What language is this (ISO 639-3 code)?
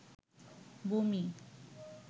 ben